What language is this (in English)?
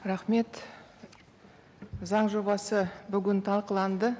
Kazakh